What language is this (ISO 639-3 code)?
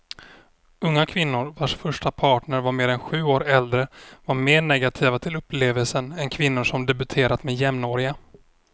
swe